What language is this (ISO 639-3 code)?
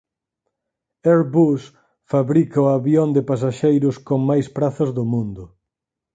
glg